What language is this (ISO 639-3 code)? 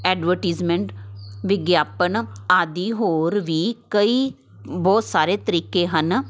pan